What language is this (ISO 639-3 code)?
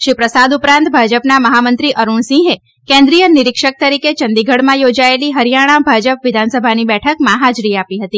guj